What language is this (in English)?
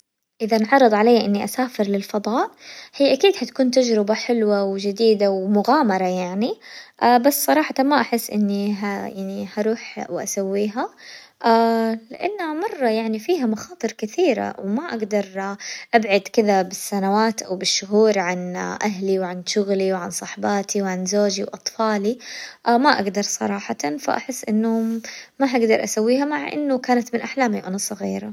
Hijazi Arabic